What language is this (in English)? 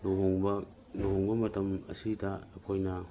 Manipuri